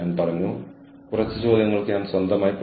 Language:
Malayalam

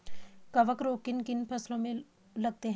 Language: Hindi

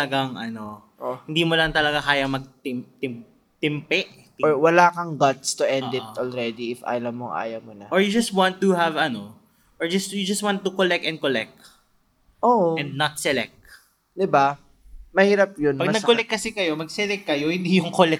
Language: Filipino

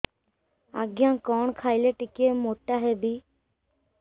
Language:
Odia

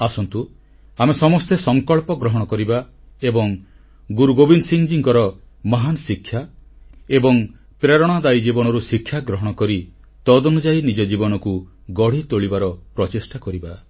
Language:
Odia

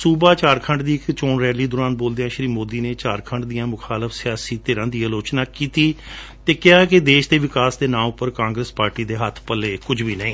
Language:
Punjabi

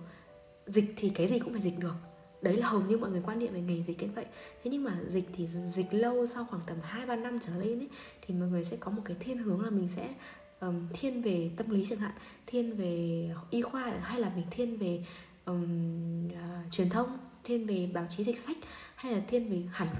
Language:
Vietnamese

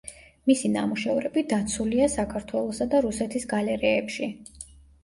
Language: Georgian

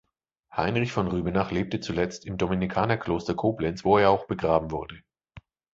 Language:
German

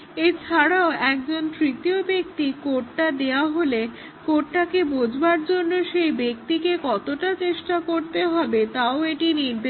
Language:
Bangla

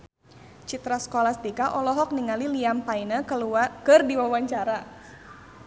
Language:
Sundanese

